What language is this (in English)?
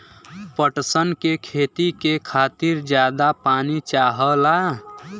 Bhojpuri